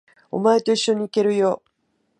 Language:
Japanese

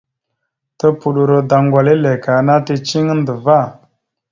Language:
Mada (Cameroon)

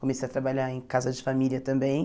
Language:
Portuguese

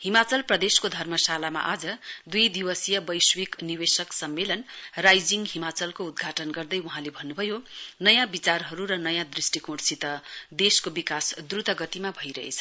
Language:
Nepali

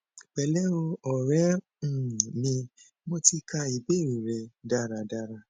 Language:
Yoruba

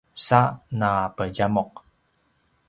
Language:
Paiwan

